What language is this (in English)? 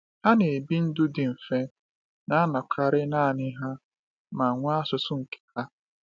Igbo